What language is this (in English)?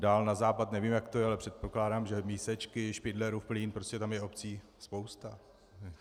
Czech